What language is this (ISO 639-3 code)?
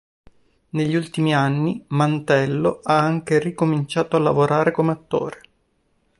ita